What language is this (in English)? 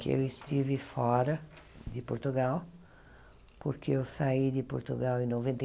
Portuguese